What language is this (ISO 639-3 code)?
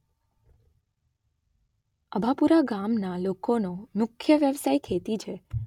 guj